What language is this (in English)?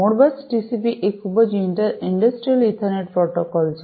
Gujarati